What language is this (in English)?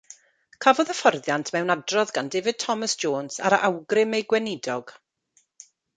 Welsh